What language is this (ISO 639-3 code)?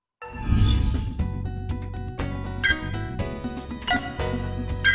vie